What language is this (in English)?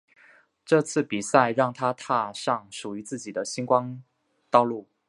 Chinese